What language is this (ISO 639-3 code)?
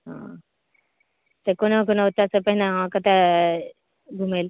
mai